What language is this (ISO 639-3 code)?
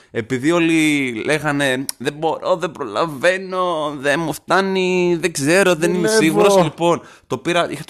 ell